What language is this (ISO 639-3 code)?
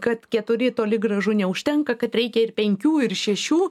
lit